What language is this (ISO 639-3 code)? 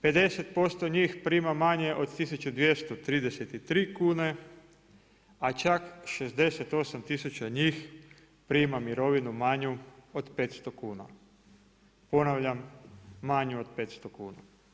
hrv